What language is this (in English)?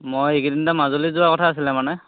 Assamese